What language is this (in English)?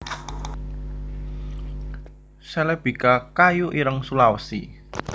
Javanese